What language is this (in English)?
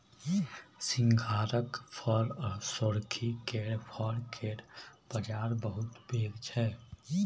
Maithili